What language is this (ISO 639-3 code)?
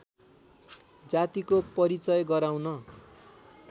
nep